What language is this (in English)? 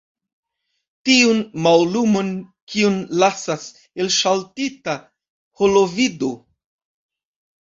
Esperanto